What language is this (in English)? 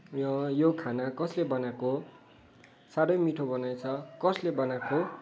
Nepali